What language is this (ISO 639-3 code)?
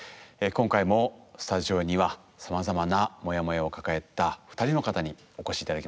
jpn